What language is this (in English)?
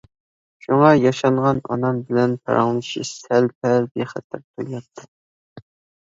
Uyghur